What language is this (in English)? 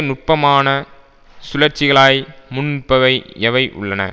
Tamil